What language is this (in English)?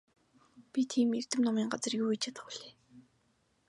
Mongolian